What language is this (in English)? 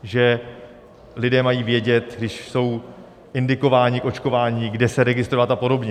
Czech